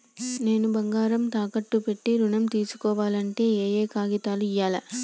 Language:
Telugu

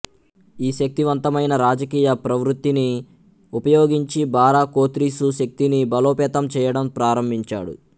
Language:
Telugu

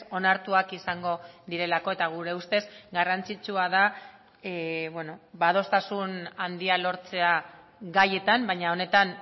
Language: Basque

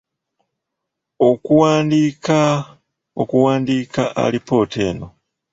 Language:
Ganda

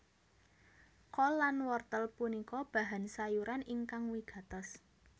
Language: Javanese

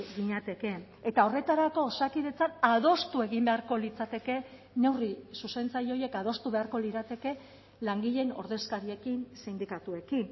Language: Basque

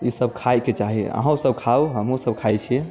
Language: Maithili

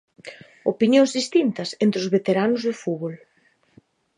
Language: Galician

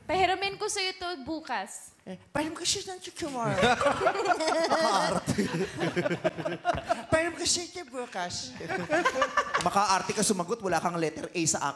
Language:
Indonesian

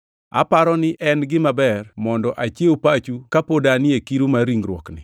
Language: Luo (Kenya and Tanzania)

